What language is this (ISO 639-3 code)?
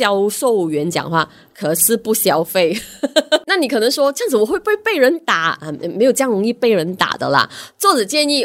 zho